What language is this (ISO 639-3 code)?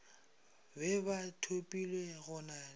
nso